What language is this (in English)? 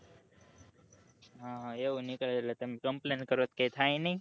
Gujarati